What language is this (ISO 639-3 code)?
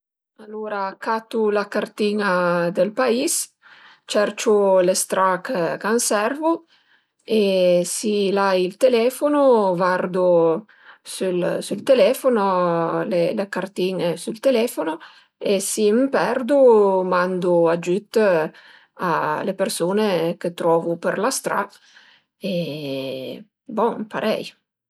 pms